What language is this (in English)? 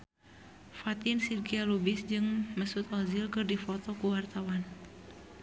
Sundanese